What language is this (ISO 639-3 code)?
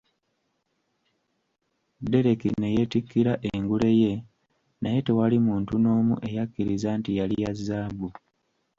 lug